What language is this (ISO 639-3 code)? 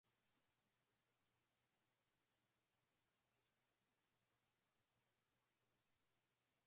swa